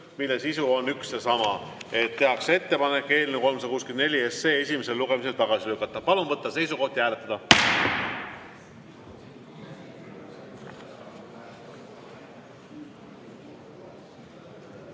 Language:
Estonian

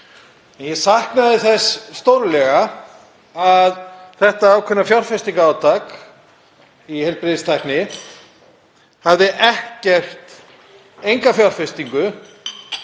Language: Icelandic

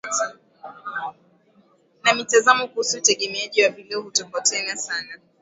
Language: Swahili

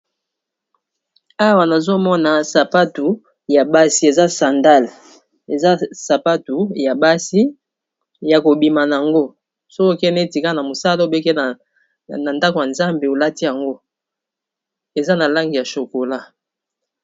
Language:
Lingala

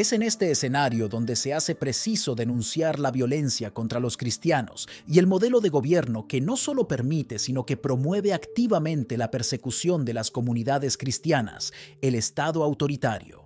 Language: Spanish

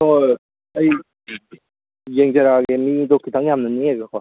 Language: Manipuri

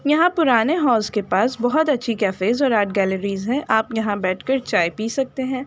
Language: Urdu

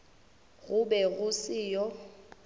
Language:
Northern Sotho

